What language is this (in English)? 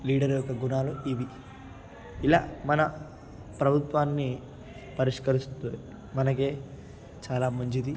Telugu